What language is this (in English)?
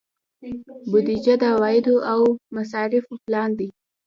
Pashto